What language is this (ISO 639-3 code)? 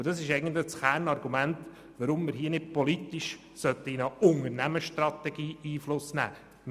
gsw